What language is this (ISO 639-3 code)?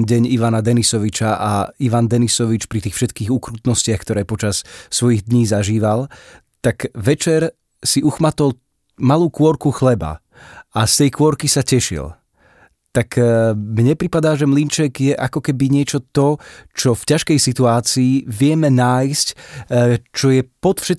slk